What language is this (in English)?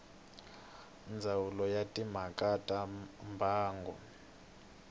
Tsonga